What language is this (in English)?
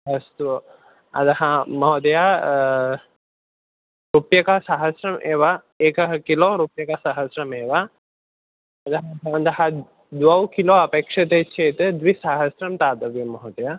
Sanskrit